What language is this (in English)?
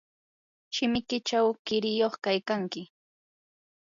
Yanahuanca Pasco Quechua